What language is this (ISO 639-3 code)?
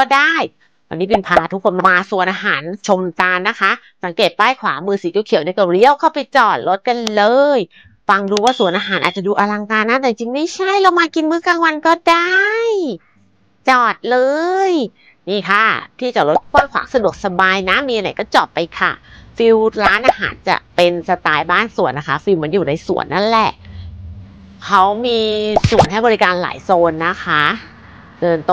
tha